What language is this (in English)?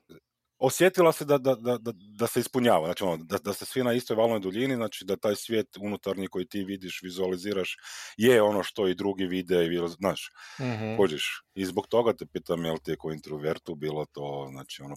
Croatian